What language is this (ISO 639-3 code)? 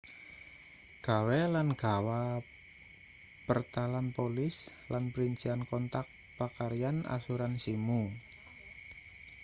jav